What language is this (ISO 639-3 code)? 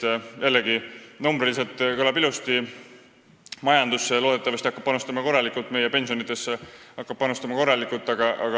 est